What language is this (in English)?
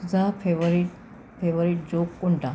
Marathi